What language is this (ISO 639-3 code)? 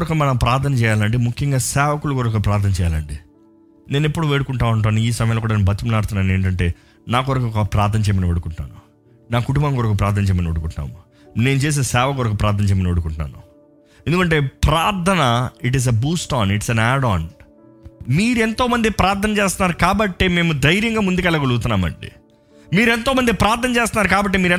tel